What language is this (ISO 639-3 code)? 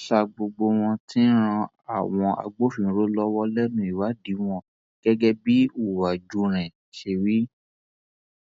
yor